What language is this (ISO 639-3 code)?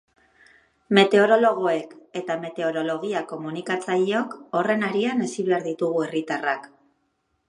eus